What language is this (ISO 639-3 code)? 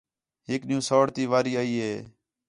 xhe